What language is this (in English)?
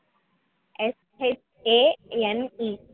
Tamil